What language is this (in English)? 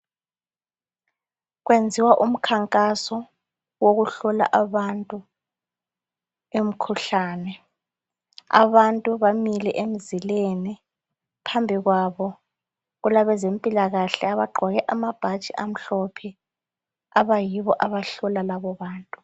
North Ndebele